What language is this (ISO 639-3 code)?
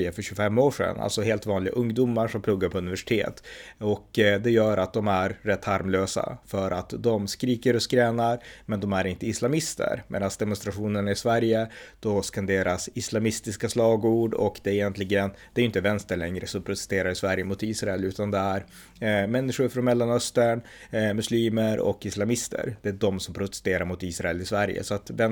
swe